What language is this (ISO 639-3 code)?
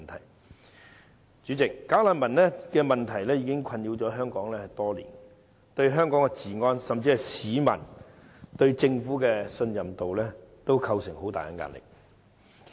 yue